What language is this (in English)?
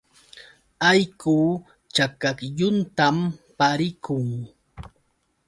Yauyos Quechua